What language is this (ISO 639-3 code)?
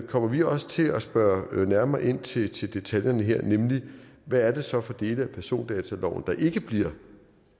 dan